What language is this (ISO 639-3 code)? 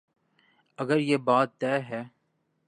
urd